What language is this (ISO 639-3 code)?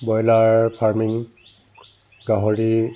asm